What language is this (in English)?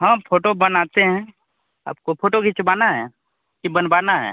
Hindi